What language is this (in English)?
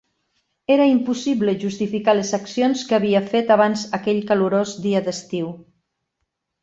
Catalan